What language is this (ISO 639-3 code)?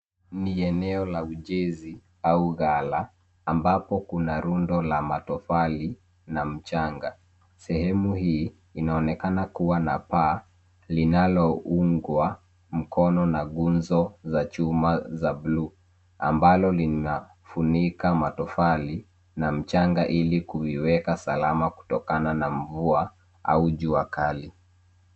swa